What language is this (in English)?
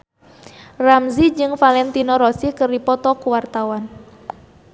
Sundanese